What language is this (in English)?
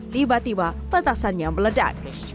Indonesian